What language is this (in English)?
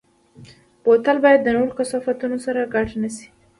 Pashto